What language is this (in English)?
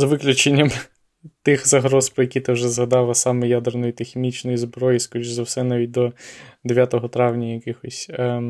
Ukrainian